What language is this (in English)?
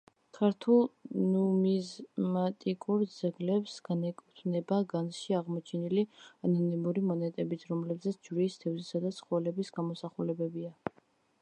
Georgian